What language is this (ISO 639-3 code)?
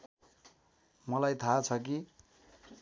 nep